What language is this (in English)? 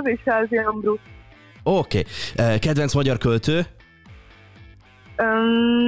Hungarian